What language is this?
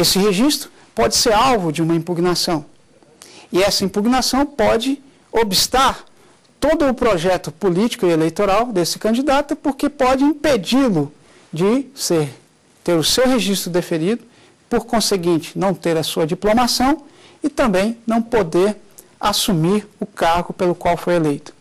Portuguese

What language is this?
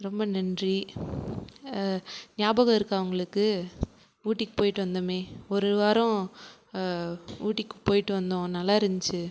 Tamil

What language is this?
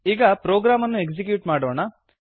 Kannada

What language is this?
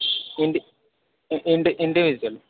Sanskrit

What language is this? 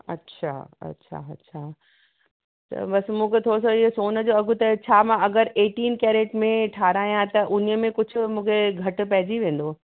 Sindhi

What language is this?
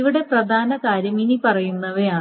Malayalam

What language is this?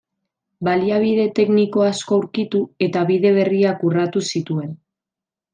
Basque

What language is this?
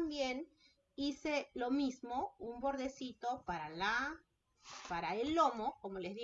Spanish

